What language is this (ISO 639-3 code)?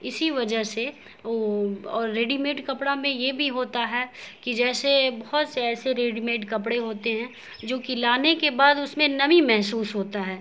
urd